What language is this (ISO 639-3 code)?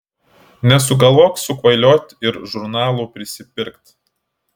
lit